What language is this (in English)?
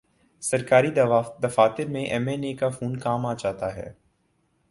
Urdu